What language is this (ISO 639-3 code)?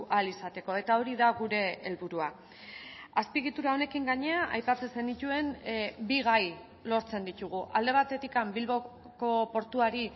eus